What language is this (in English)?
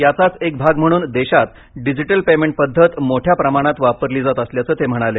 Marathi